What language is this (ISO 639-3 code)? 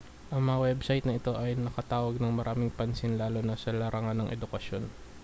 fil